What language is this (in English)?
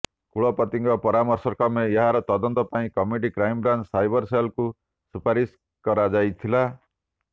Odia